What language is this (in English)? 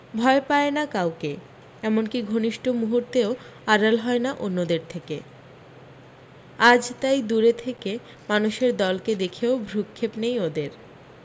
Bangla